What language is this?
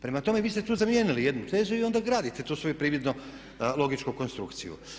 Croatian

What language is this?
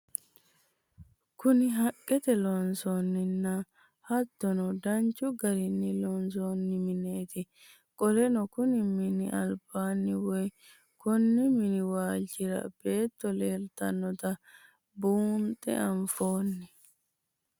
Sidamo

